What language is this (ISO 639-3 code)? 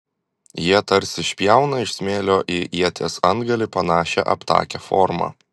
lit